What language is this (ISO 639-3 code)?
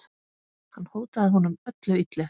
isl